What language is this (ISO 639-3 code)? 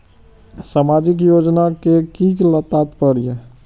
mai